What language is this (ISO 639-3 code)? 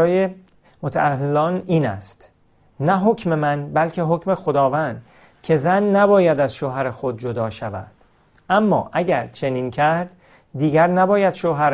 fas